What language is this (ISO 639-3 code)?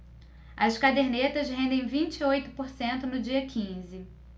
por